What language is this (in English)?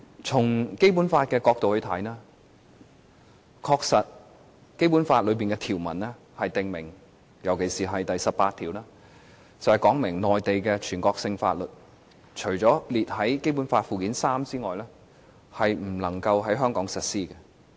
Cantonese